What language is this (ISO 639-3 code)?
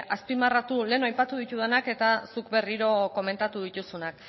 eus